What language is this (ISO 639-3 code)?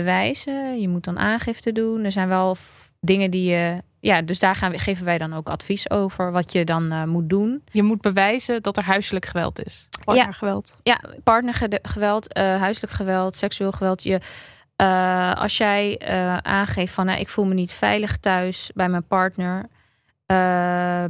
nld